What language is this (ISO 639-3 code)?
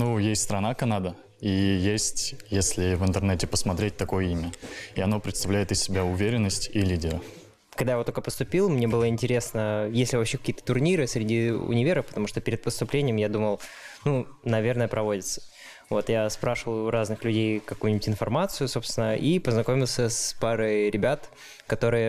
rus